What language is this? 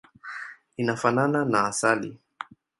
Swahili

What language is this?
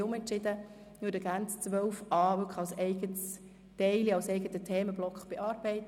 Swiss German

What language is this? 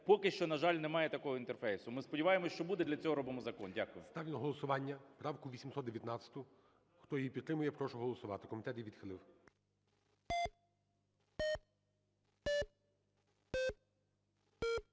Ukrainian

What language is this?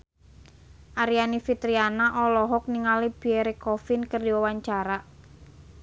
Sundanese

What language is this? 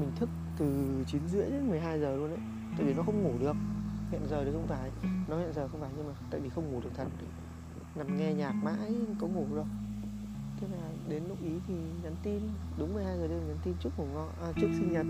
Vietnamese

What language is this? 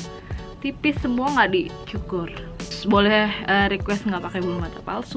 Indonesian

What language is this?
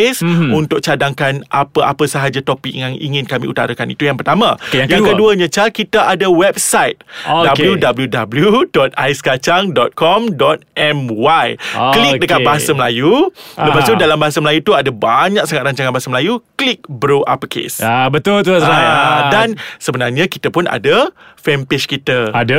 Malay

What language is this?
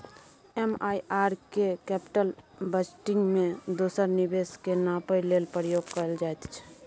Maithili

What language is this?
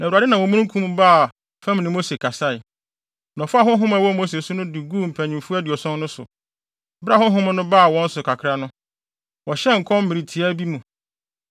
Akan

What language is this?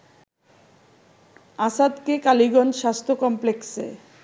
Bangla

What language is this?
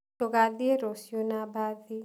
Kikuyu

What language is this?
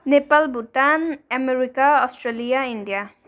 Nepali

